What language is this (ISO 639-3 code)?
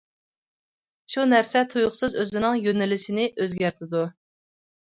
uig